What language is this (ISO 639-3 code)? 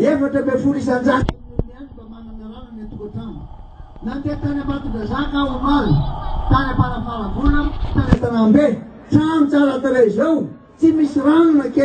tur